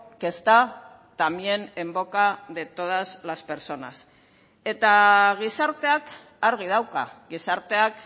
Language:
Spanish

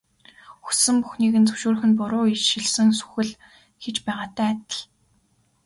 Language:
Mongolian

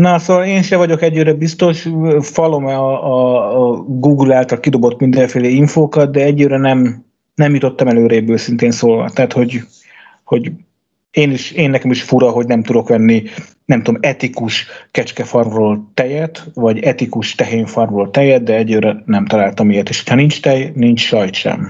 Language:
Hungarian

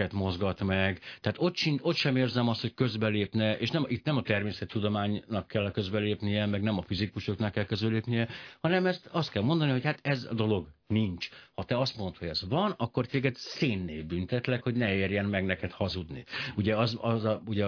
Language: Hungarian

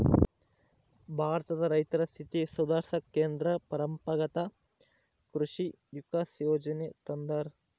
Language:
Kannada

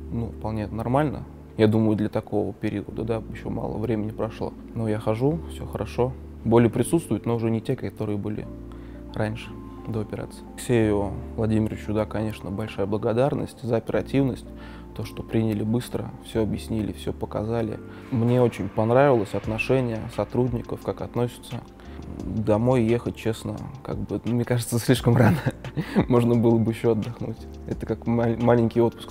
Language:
Russian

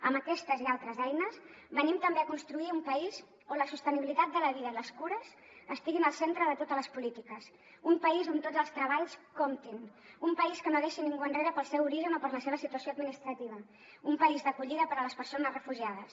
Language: Catalan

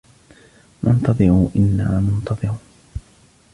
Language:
Arabic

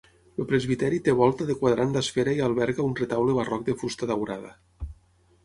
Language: Catalan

